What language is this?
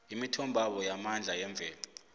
South Ndebele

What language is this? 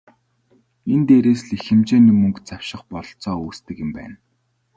Mongolian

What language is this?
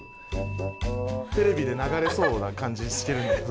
Japanese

